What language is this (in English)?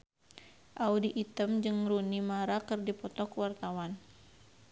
Sundanese